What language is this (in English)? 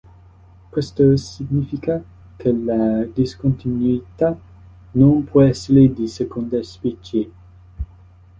Italian